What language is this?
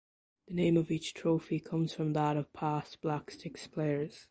English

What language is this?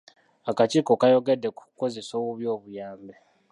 Ganda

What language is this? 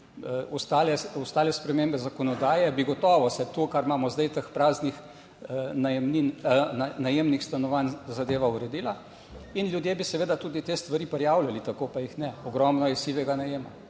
Slovenian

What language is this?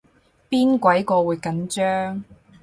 Cantonese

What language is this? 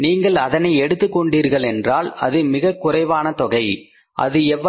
Tamil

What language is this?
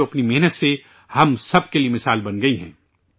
Urdu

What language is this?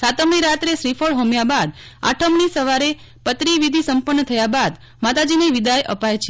Gujarati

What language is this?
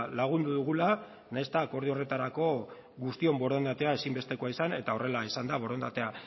Basque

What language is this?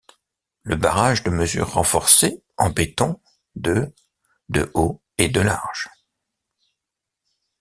French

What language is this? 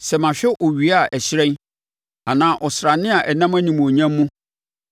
Akan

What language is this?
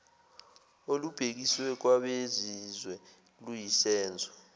Zulu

